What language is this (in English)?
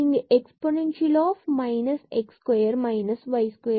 Tamil